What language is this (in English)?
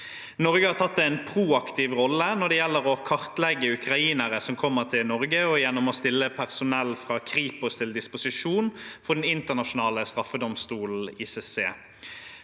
Norwegian